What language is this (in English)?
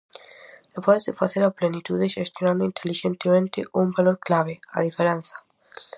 Galician